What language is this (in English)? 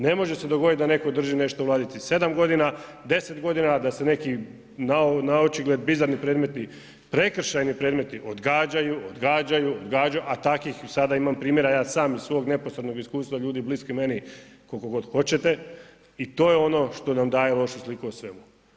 Croatian